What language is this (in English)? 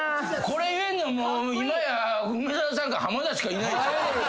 Japanese